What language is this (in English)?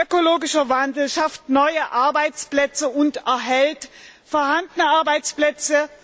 German